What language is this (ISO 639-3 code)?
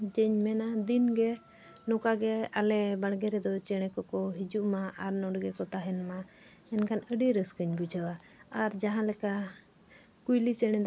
sat